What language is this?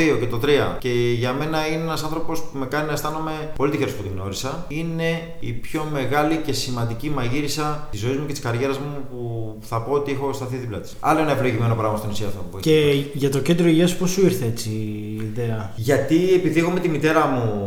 Greek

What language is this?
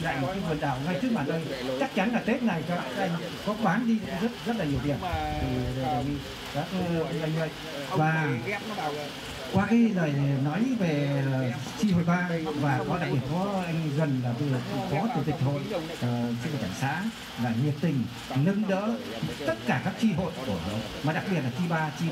Vietnamese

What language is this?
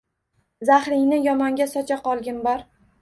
Uzbek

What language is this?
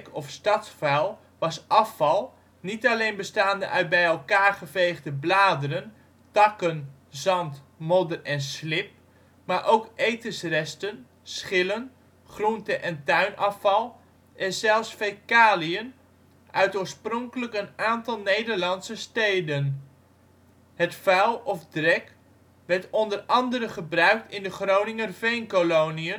Dutch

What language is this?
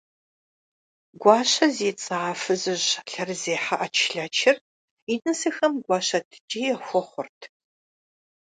Kabardian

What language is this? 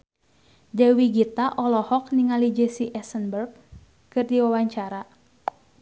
Sundanese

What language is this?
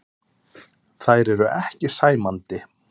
Icelandic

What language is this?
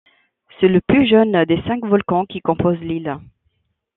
French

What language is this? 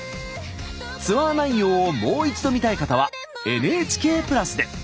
Japanese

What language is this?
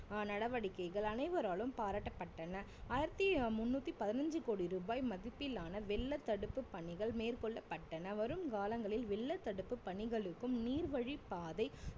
Tamil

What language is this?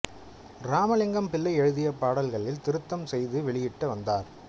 Tamil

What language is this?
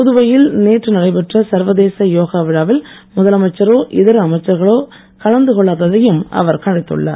Tamil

